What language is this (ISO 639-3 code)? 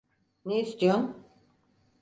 tur